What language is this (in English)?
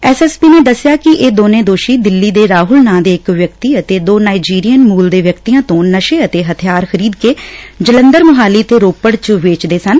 Punjabi